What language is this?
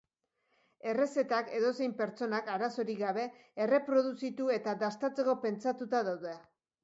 Basque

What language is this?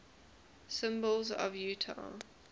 English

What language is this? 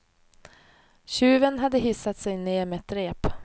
Swedish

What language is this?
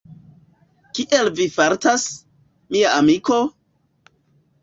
Esperanto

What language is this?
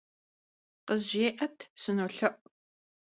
Kabardian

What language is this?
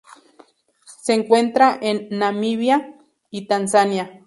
Spanish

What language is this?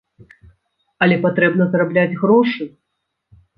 Belarusian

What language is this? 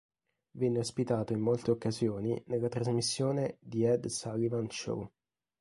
Italian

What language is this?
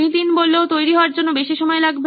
Bangla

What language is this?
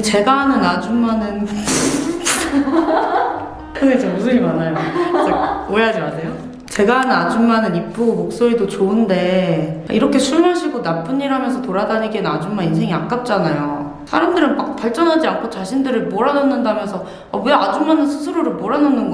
Korean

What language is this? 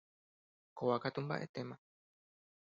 Guarani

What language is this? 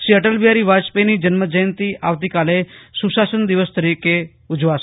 Gujarati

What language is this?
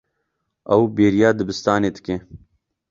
Kurdish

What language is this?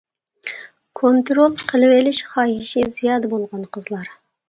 Uyghur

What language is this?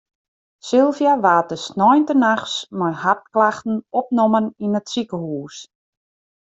Western Frisian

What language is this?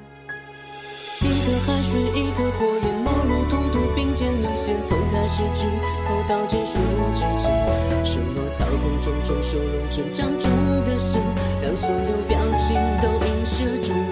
Chinese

